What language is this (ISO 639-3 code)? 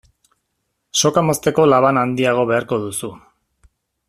eus